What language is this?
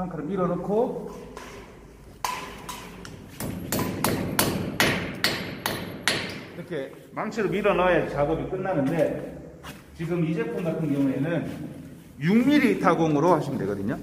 Korean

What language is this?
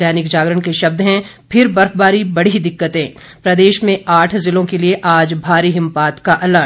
Hindi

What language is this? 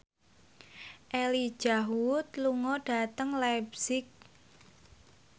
Javanese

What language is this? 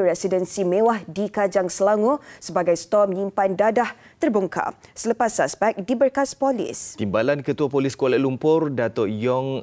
Malay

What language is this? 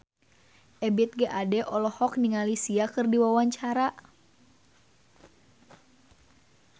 Sundanese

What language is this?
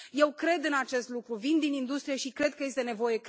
Romanian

